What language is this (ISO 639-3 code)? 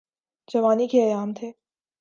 urd